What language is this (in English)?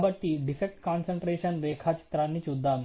Telugu